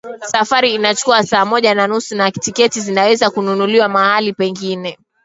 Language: Swahili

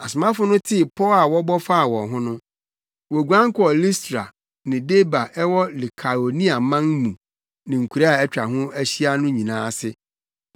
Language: Akan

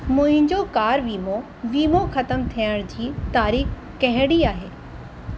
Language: Sindhi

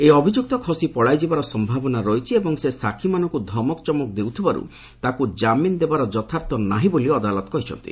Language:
Odia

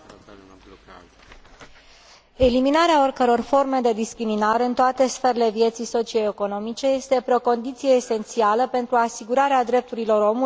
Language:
Romanian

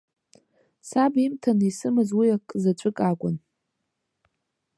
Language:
Abkhazian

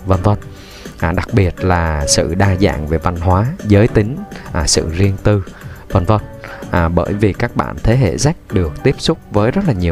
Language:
Vietnamese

